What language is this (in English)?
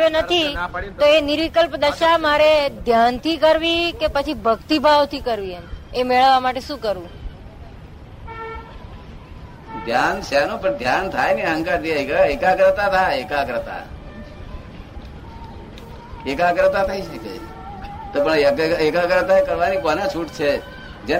Gujarati